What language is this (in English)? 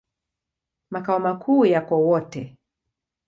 Swahili